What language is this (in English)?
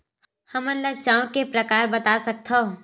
Chhattisgarhi